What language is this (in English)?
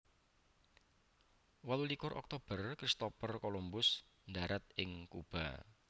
Javanese